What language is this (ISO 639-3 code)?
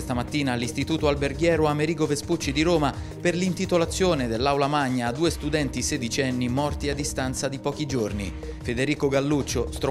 ita